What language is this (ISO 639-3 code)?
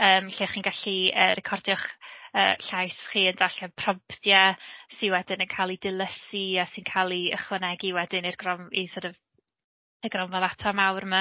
cym